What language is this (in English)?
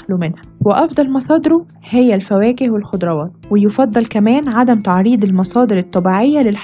Arabic